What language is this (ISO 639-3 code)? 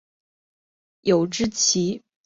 zho